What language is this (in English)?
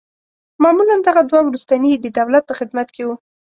Pashto